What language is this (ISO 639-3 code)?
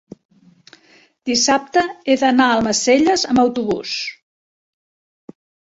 cat